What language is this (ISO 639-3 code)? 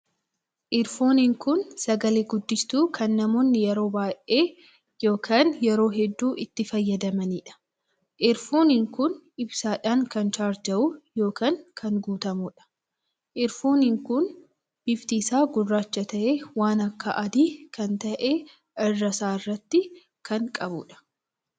orm